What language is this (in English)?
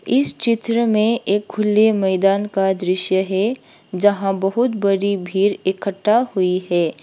Hindi